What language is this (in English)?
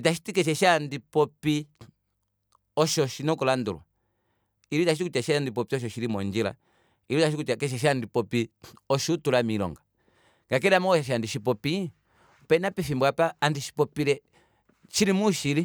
Kuanyama